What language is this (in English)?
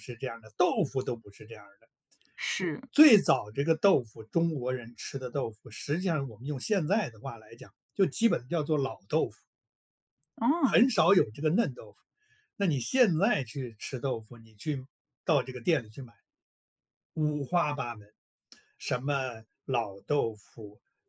Chinese